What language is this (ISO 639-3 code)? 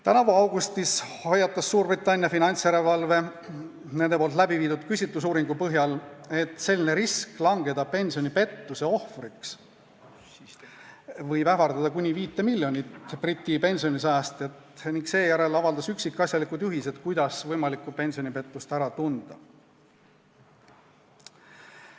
est